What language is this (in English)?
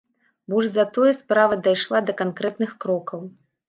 Belarusian